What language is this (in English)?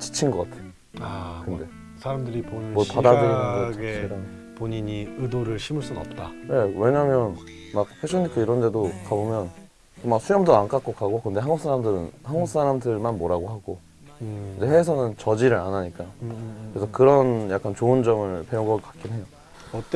Korean